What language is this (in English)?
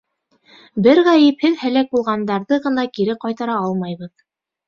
Bashkir